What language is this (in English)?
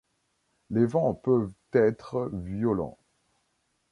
French